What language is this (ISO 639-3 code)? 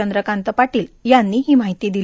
mar